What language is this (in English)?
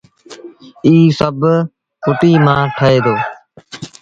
Sindhi Bhil